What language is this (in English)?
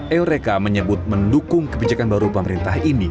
Indonesian